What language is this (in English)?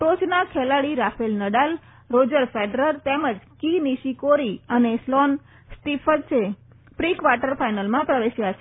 Gujarati